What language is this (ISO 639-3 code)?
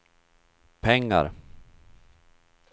swe